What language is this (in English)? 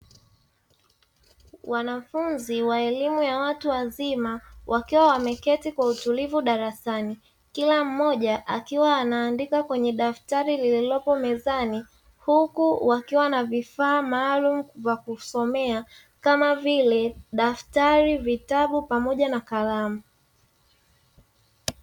Swahili